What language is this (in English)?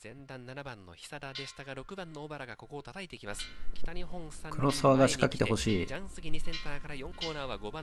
Japanese